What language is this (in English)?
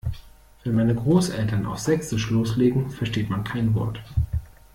German